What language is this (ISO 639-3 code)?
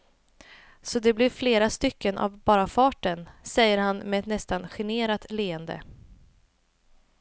swe